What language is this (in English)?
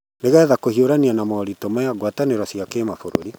Kikuyu